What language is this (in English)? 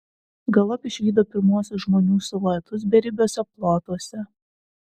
Lithuanian